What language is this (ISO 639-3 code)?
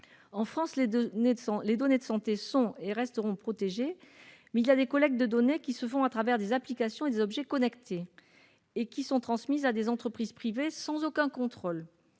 fra